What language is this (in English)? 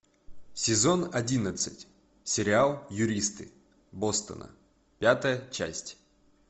Russian